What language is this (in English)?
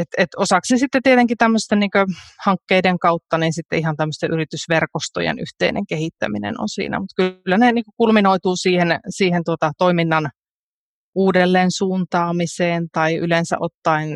Finnish